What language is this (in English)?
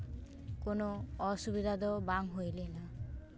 Santali